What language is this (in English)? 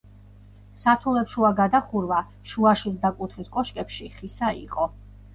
Georgian